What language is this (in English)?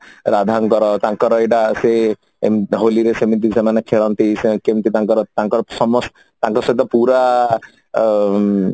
Odia